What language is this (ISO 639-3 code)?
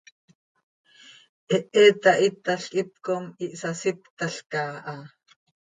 sei